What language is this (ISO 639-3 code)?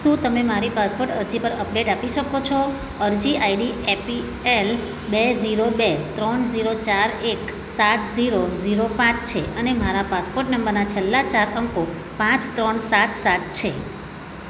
guj